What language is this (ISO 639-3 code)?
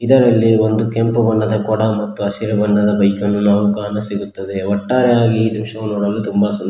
kan